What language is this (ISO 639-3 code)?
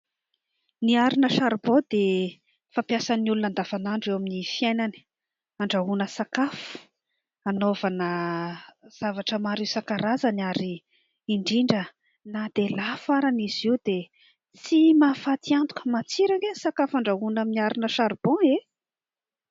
mlg